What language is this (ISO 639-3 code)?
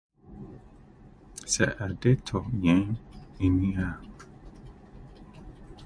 aka